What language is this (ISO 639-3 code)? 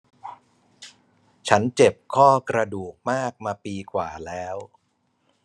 tha